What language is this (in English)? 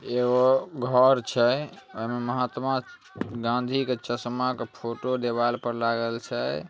Magahi